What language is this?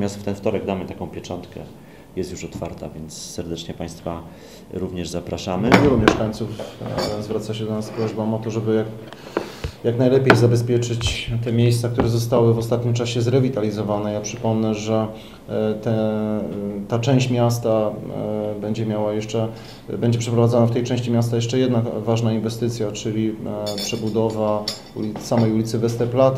Polish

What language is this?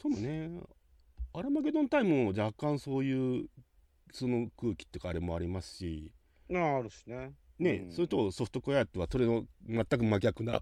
Japanese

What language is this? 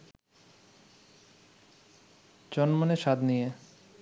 Bangla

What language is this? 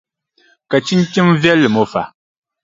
Dagbani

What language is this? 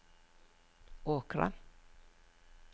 Norwegian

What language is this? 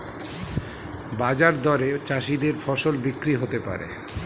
Bangla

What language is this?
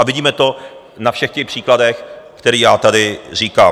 Czech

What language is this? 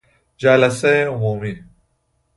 Persian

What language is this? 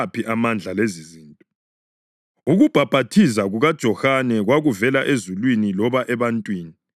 North Ndebele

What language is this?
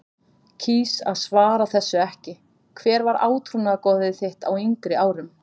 Icelandic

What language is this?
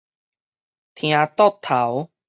Min Nan Chinese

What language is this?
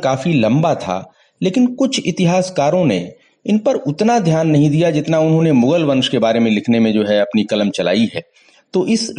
Hindi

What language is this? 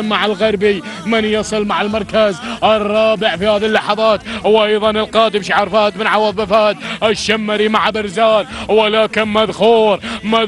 Arabic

